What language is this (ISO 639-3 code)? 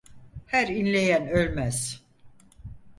tur